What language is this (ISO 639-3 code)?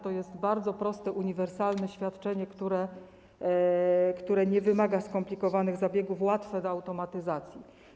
pol